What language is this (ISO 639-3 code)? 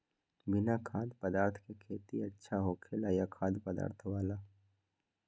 mag